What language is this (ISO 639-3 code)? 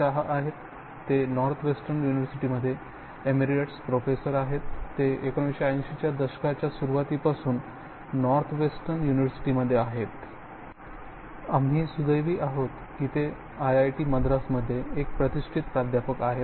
mar